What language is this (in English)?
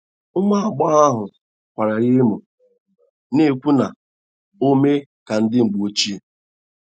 Igbo